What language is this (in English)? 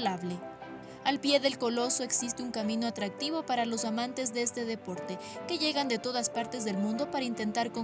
Spanish